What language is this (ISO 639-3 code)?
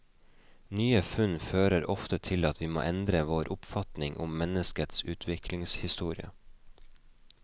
nor